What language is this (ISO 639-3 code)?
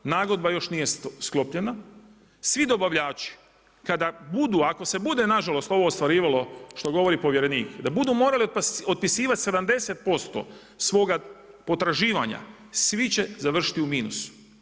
hrv